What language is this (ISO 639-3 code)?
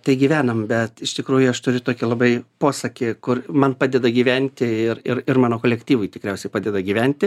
lit